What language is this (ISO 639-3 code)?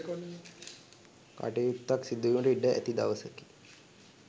sin